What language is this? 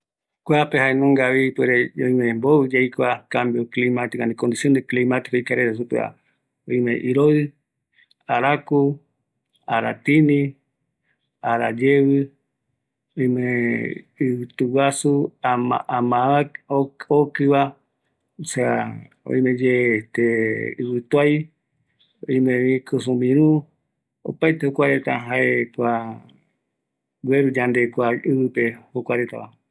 Eastern Bolivian Guaraní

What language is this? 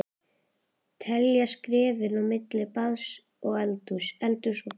Icelandic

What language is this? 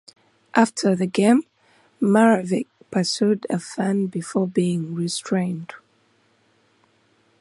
English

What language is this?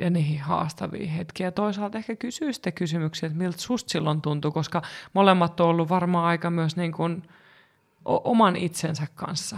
Finnish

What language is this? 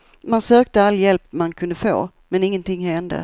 Swedish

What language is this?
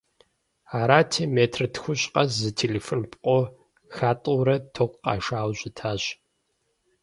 Kabardian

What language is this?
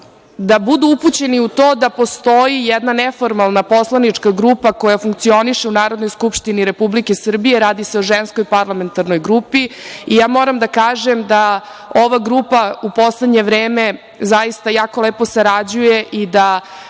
Serbian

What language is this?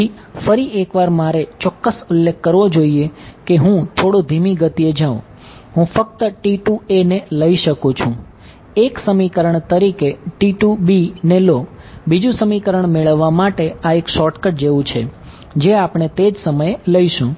Gujarati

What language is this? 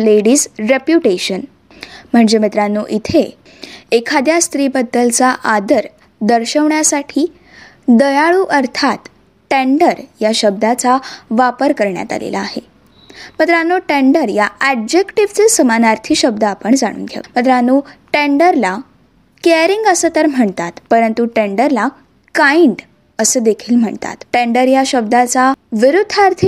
Marathi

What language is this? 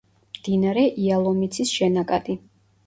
Georgian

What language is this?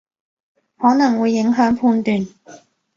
Cantonese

